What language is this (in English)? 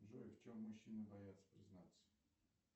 Russian